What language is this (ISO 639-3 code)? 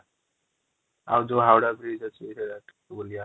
ori